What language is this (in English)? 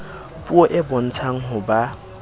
Southern Sotho